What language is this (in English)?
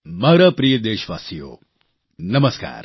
Gujarati